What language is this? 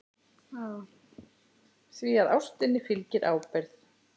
Icelandic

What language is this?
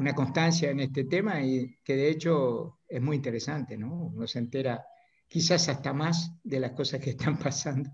Spanish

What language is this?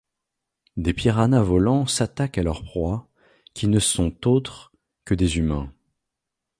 French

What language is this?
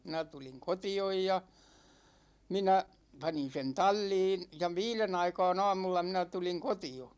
Finnish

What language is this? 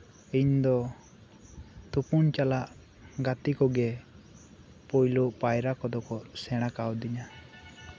Santali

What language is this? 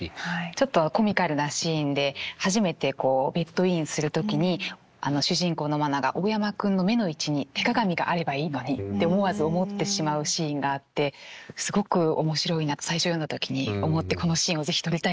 Japanese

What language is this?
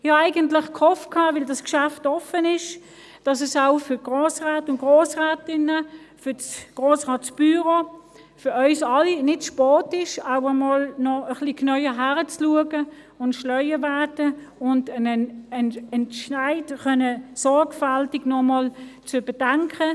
Swiss German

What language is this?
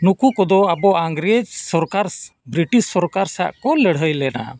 Santali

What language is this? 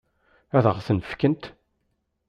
Kabyle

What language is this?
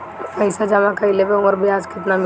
Bhojpuri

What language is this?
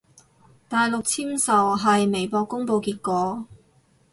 Cantonese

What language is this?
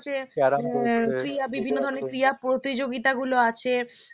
Bangla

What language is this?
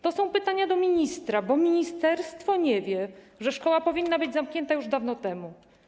Polish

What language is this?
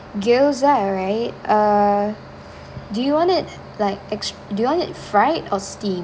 English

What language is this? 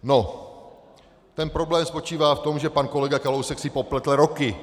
Czech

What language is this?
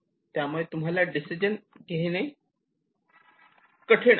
Marathi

